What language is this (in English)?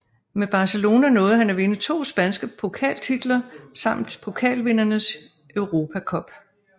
Danish